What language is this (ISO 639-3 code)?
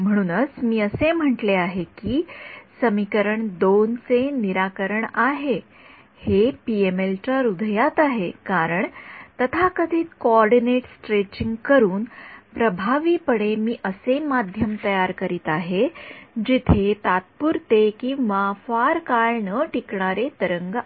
mar